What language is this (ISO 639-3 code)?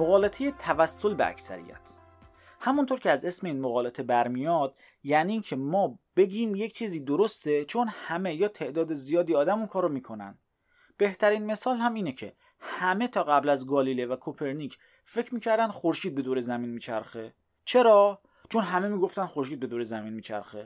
fas